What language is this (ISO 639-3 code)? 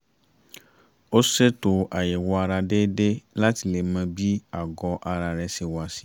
yor